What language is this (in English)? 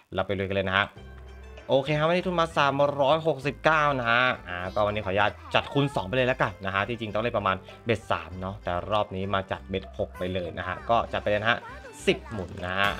Thai